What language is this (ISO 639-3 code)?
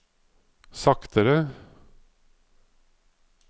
nor